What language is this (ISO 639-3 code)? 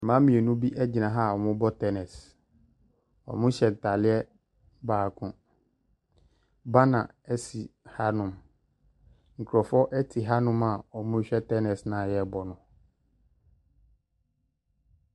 aka